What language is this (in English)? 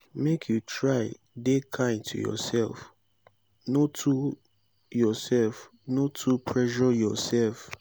Nigerian Pidgin